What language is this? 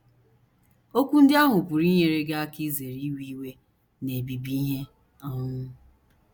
Igbo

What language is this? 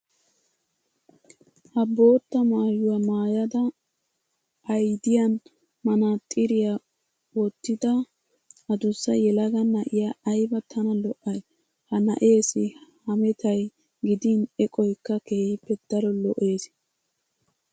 Wolaytta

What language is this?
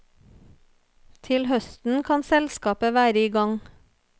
Norwegian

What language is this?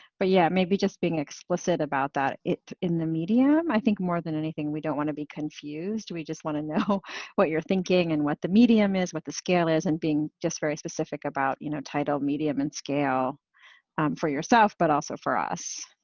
English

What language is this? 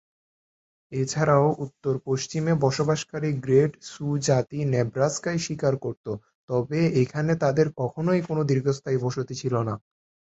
Bangla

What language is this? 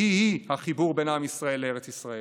Hebrew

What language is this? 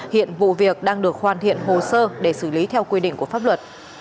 Vietnamese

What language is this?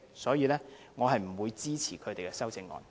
Cantonese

